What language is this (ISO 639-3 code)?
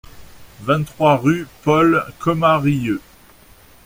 fra